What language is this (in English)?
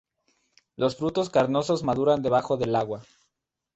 Spanish